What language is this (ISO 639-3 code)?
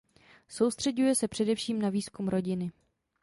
ces